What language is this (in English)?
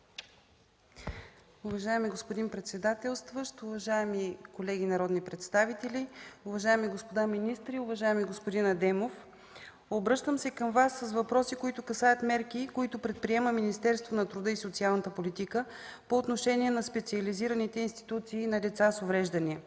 Bulgarian